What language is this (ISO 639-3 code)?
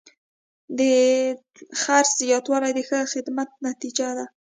pus